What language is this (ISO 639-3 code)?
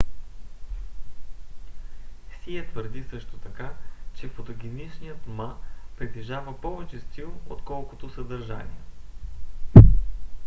bul